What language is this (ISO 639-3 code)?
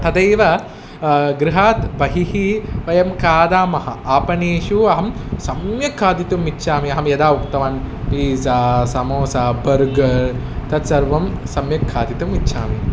san